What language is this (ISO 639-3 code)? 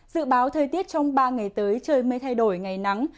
vie